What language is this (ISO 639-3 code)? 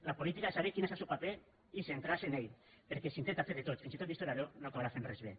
cat